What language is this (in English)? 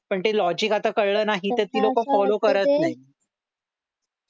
Marathi